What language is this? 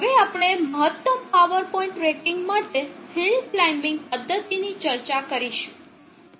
Gujarati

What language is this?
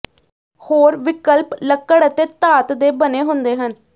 Punjabi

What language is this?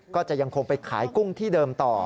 Thai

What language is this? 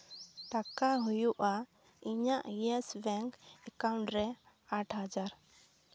Santali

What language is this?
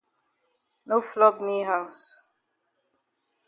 Cameroon Pidgin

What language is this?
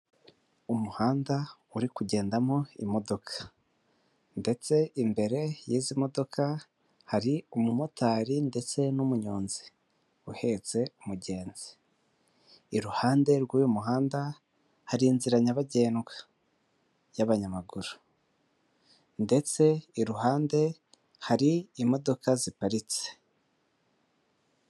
Kinyarwanda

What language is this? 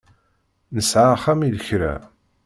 Kabyle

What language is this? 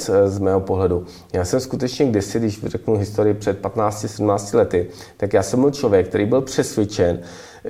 Czech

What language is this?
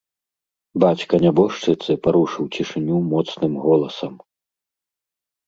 Belarusian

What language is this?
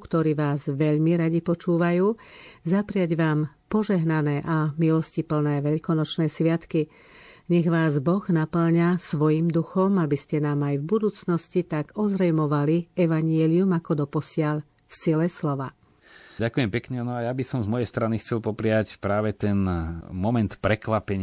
Slovak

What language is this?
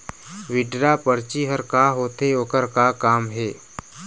Chhattisgarhi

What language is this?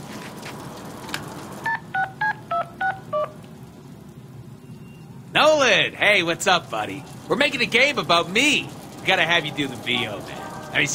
English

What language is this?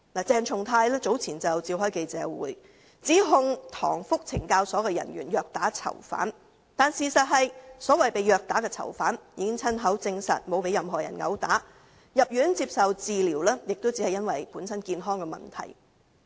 Cantonese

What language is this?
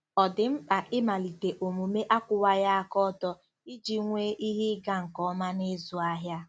Igbo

